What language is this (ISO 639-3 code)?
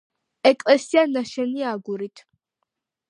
kat